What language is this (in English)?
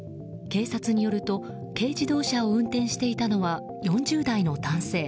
Japanese